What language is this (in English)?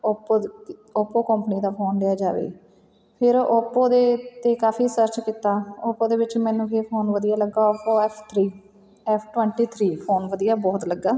Punjabi